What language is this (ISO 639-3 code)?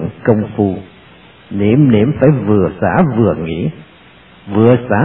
vie